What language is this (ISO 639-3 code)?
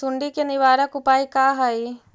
mag